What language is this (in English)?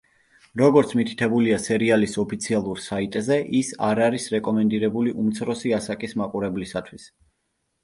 Georgian